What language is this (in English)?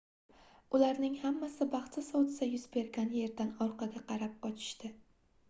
Uzbek